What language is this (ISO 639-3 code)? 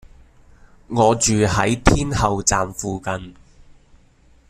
yue